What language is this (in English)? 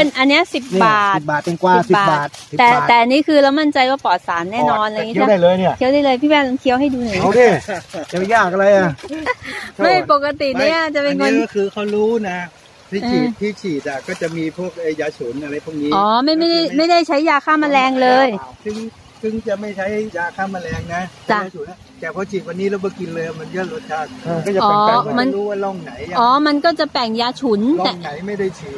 Thai